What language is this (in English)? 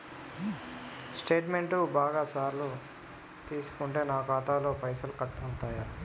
Telugu